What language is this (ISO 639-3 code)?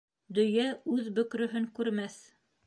bak